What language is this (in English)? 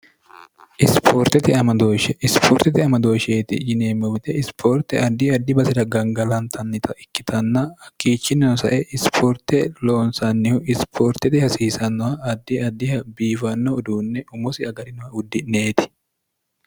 Sidamo